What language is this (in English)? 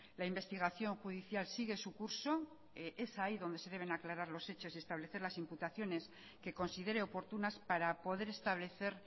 Spanish